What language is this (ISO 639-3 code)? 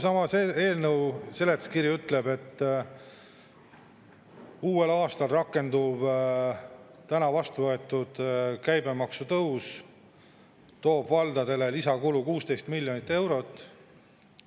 est